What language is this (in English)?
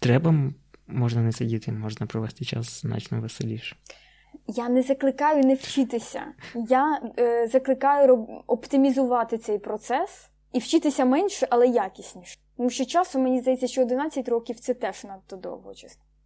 Ukrainian